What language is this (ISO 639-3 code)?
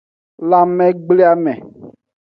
ajg